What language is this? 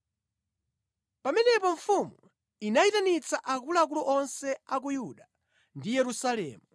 Nyanja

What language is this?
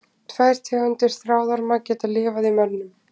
Icelandic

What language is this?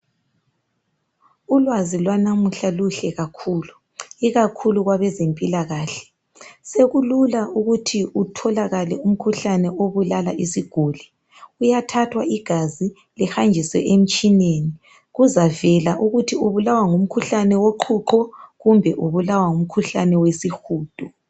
North Ndebele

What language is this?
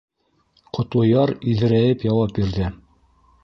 Bashkir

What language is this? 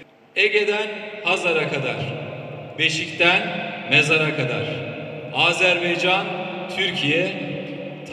Turkish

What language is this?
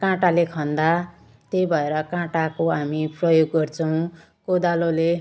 Nepali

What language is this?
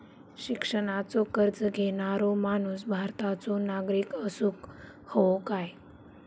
Marathi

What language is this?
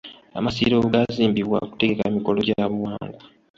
Ganda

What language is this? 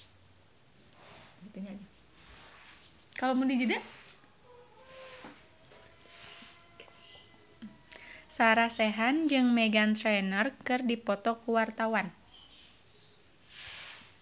Sundanese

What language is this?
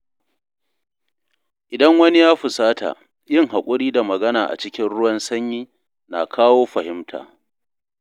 Hausa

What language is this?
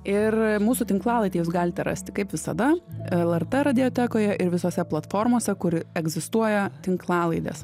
Lithuanian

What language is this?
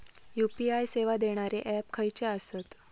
Marathi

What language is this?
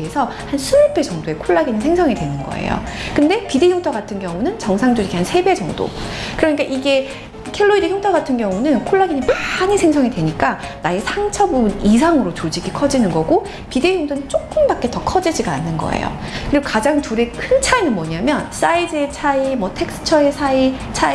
Korean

